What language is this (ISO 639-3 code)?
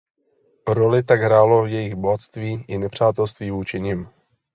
ces